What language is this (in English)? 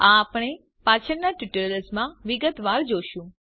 Gujarati